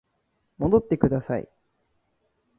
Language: Japanese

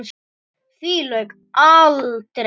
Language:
Icelandic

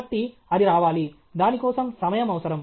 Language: Telugu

